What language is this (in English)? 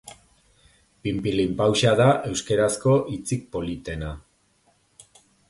Basque